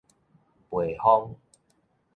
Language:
Min Nan Chinese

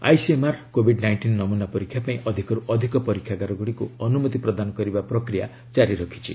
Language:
Odia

